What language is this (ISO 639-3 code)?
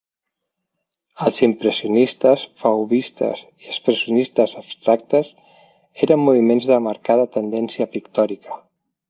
cat